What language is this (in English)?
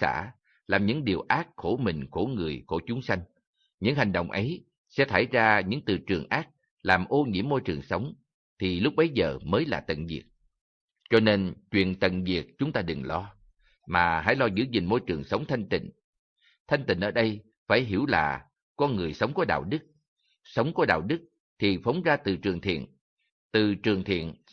Vietnamese